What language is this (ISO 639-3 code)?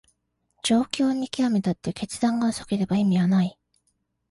jpn